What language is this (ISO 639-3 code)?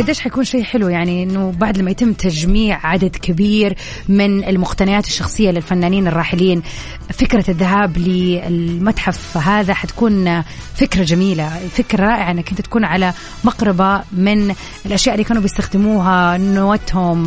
ara